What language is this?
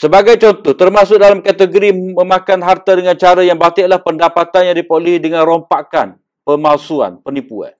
Malay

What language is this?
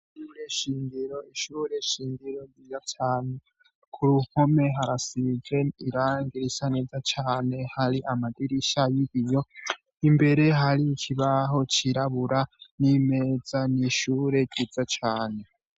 Rundi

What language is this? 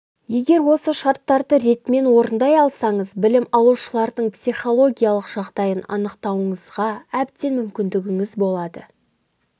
Kazakh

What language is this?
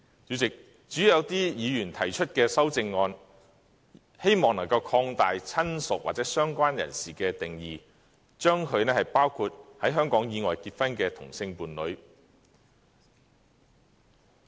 Cantonese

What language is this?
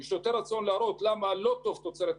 Hebrew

